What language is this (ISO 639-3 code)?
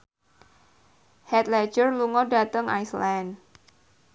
jav